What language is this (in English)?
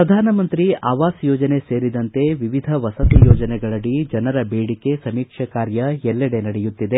Kannada